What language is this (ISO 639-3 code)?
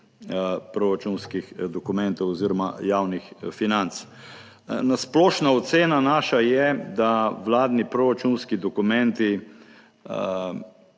slv